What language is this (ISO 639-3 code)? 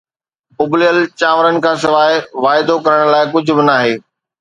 snd